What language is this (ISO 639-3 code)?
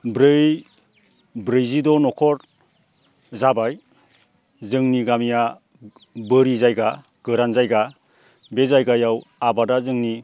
brx